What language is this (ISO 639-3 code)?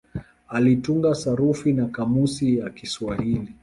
swa